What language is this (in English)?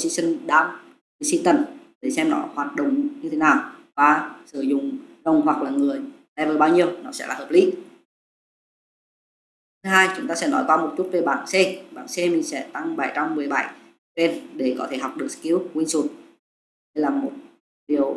Vietnamese